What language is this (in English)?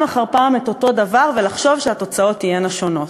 Hebrew